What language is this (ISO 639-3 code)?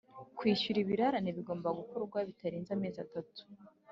kin